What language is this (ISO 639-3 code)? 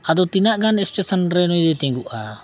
sat